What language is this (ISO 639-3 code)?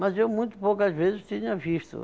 por